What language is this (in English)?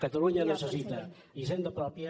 Catalan